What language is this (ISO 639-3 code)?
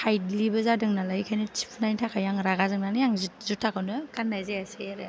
brx